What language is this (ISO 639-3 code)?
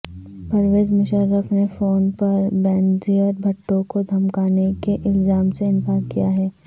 urd